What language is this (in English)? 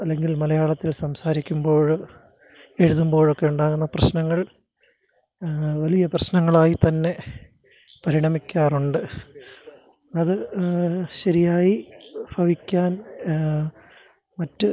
Malayalam